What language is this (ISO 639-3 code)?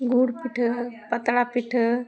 sat